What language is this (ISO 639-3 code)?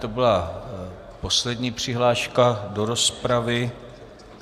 ces